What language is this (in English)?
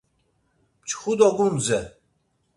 Laz